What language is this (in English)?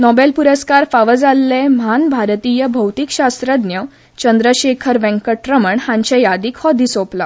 Konkani